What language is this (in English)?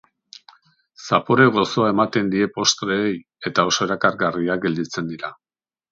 Basque